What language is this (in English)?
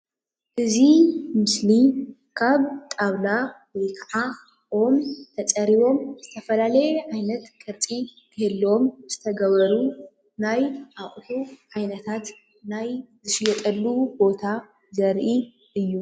Tigrinya